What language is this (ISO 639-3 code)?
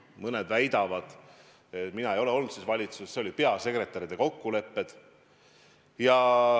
est